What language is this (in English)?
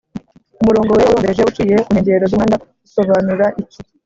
Kinyarwanda